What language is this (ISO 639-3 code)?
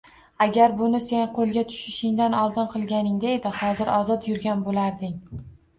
uzb